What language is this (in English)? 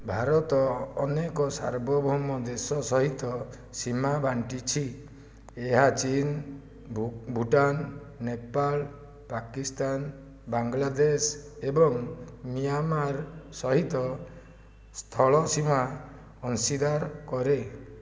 Odia